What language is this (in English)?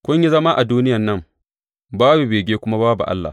Hausa